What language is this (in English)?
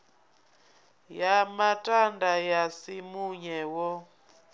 Venda